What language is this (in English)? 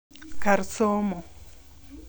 Luo (Kenya and Tanzania)